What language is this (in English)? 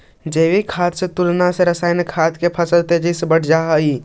Magahi